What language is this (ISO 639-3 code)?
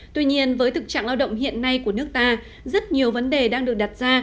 vie